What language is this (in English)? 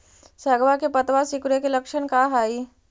Magahi